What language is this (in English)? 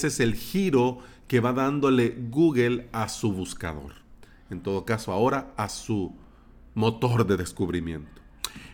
Spanish